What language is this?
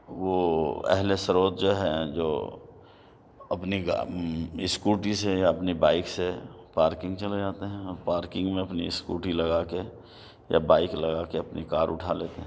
Urdu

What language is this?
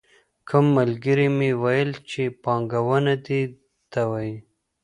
Pashto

